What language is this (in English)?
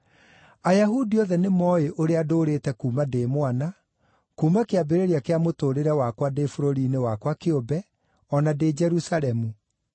Kikuyu